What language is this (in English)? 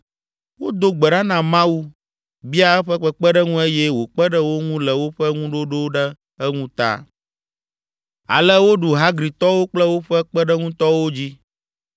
Ewe